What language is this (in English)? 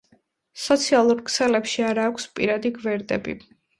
Georgian